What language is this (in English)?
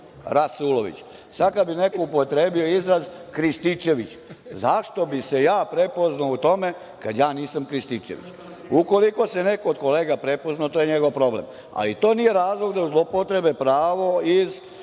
Serbian